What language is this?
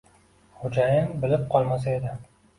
Uzbek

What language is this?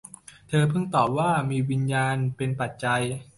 Thai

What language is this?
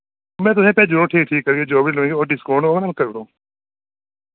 Dogri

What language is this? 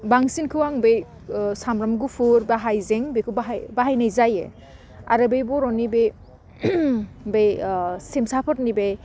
Bodo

